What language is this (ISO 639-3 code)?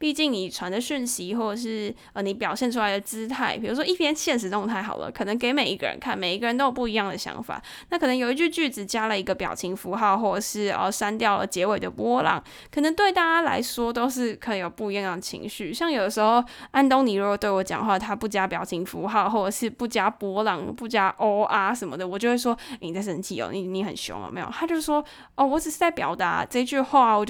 zho